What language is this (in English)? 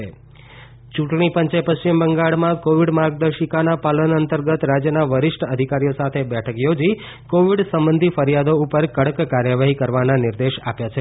Gujarati